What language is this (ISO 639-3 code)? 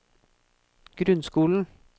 nor